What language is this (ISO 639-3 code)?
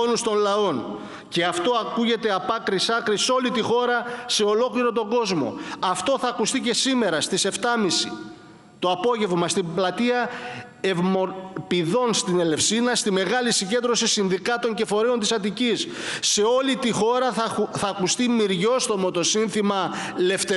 ell